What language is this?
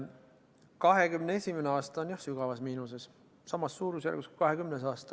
Estonian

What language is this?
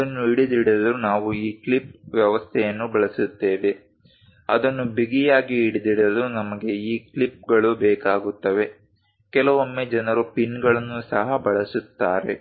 Kannada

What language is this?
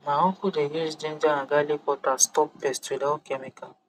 Nigerian Pidgin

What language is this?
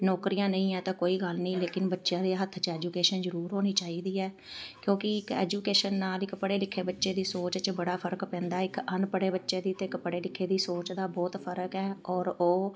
Punjabi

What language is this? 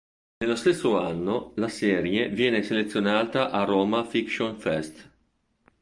Italian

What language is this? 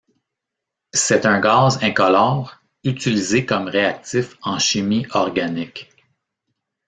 French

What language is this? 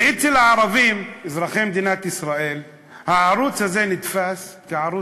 Hebrew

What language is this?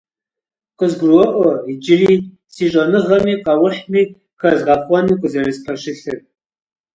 Kabardian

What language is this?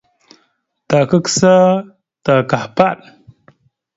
Mada (Cameroon)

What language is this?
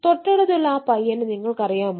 Malayalam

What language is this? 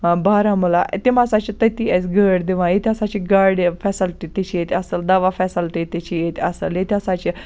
Kashmiri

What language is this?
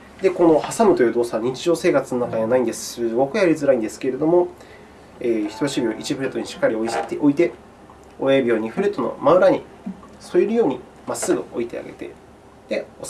Japanese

